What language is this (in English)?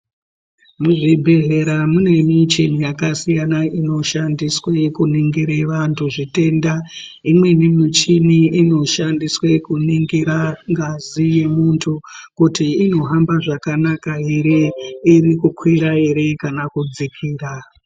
Ndau